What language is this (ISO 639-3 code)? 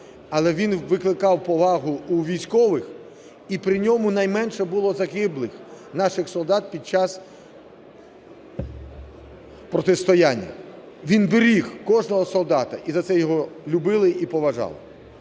ukr